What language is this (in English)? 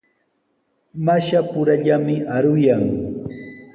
Sihuas Ancash Quechua